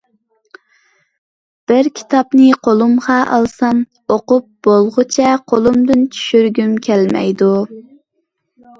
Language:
Uyghur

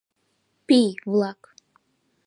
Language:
Mari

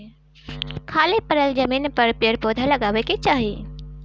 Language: Bhojpuri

